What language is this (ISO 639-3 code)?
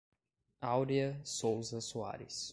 por